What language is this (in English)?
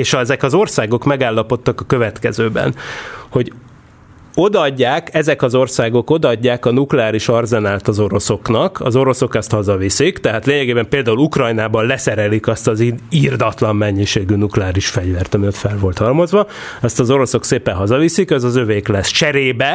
Hungarian